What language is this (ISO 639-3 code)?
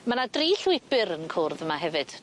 cym